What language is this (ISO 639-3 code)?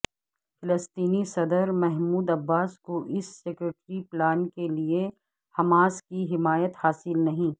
urd